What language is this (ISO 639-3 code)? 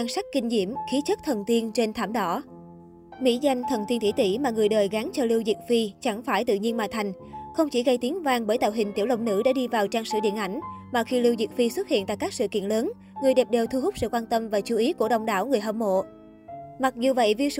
vie